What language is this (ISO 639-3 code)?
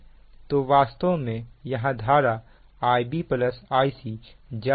hin